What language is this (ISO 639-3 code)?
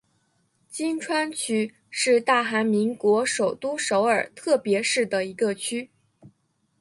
zho